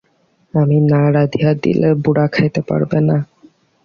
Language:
Bangla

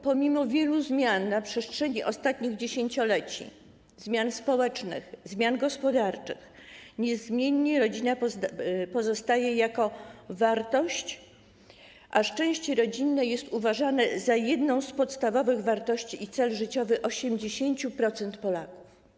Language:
Polish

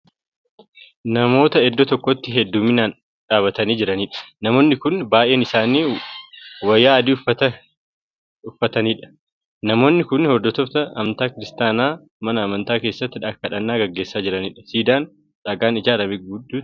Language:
Oromo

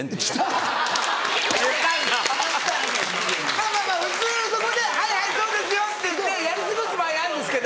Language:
Japanese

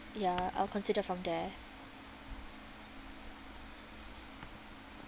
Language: English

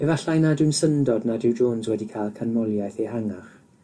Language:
Welsh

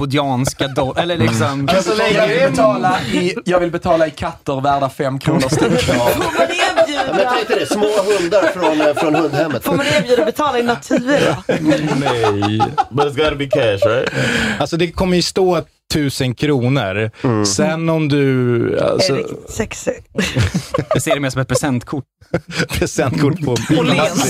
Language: Swedish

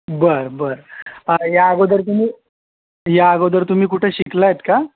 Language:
Marathi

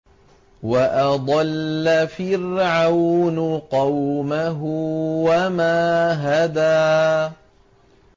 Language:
Arabic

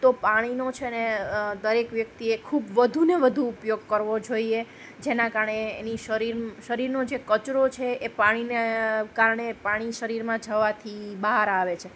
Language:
Gujarati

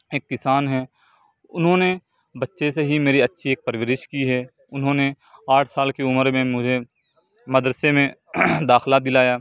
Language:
Urdu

